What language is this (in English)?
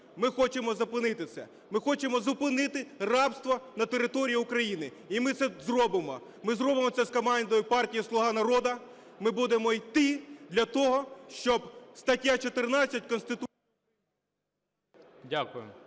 Ukrainian